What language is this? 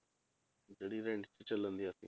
Punjabi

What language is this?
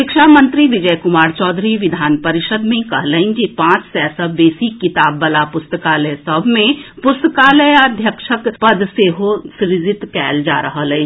Maithili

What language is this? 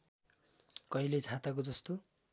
Nepali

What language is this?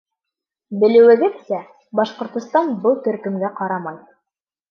Bashkir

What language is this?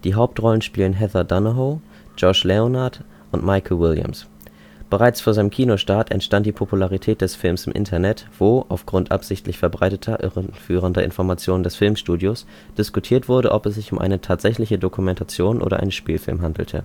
German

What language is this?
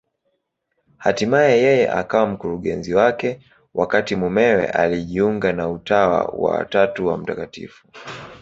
Swahili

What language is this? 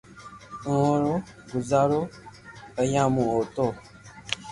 Loarki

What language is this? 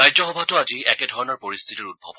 Assamese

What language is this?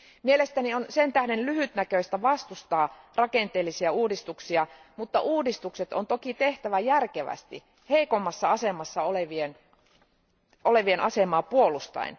Finnish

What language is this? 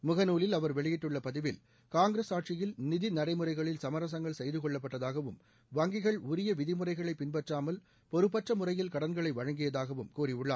Tamil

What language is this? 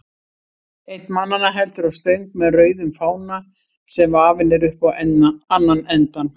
Icelandic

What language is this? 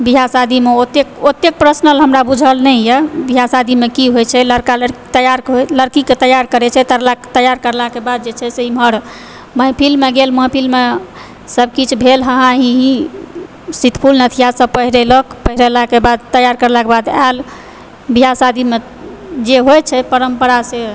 Maithili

